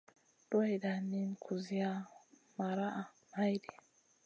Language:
Masana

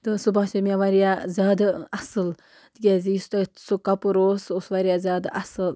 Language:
Kashmiri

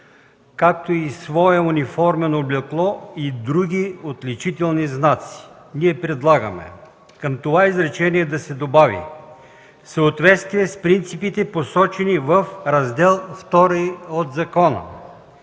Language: Bulgarian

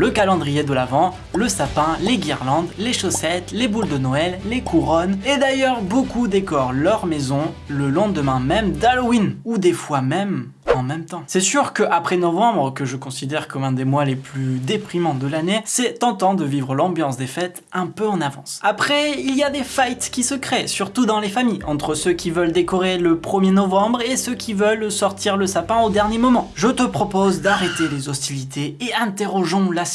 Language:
French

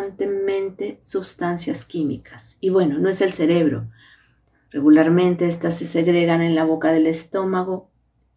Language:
Spanish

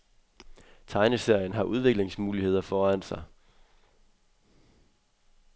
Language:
Danish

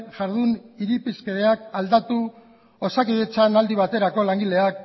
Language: Basque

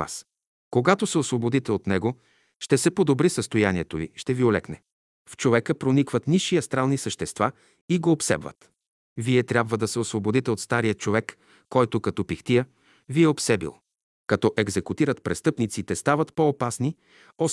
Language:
Bulgarian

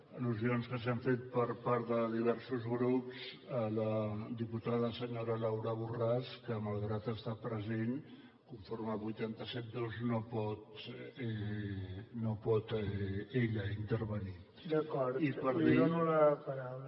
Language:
Catalan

